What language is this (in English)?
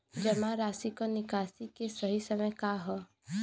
Bhojpuri